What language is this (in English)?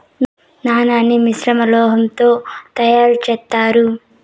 Telugu